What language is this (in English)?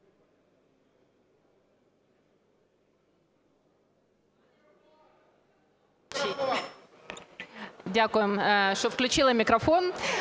Ukrainian